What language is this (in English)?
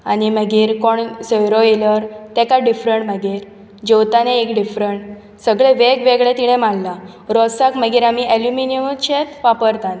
Konkani